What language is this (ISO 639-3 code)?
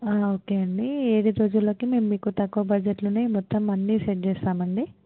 tel